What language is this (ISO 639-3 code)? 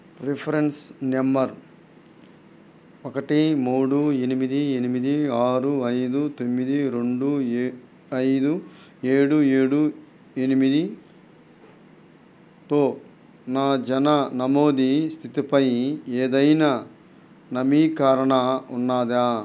tel